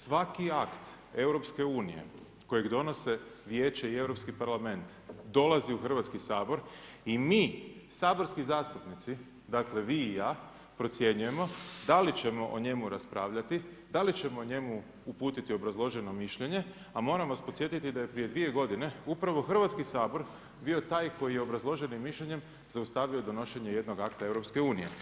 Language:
Croatian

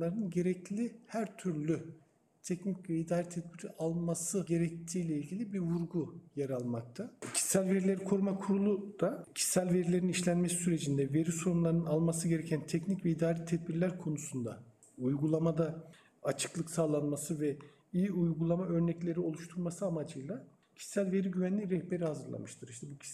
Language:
Turkish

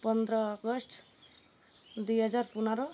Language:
Odia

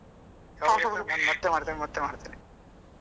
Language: Kannada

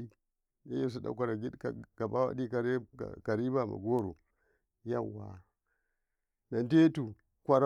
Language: Karekare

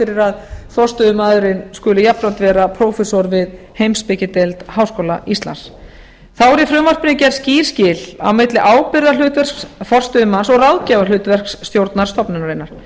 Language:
Icelandic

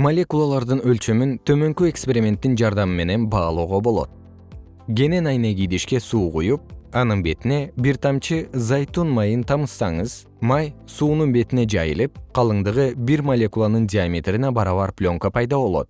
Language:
Kyrgyz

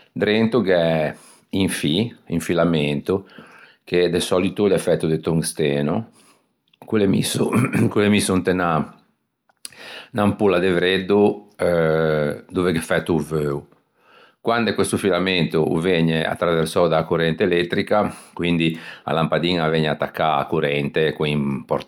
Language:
Ligurian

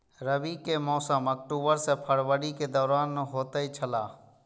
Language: Maithili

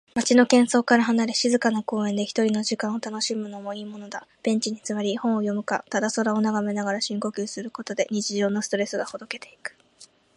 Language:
Japanese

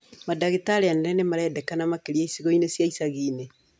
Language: Kikuyu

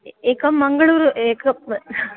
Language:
Sanskrit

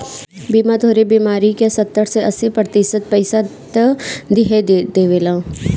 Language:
Bhojpuri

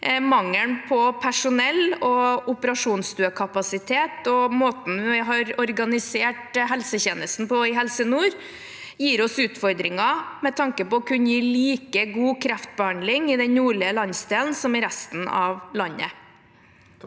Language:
Norwegian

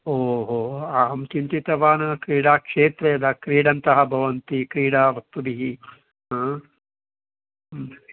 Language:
Sanskrit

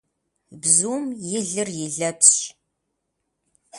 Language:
Kabardian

